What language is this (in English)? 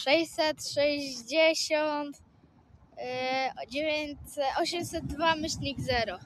Polish